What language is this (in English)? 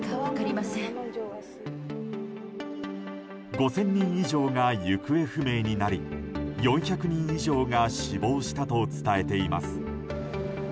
Japanese